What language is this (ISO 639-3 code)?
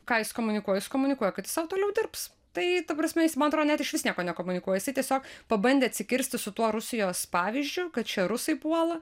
lit